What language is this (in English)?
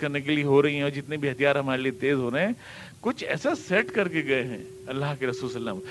Urdu